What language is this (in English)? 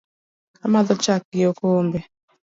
Luo (Kenya and Tanzania)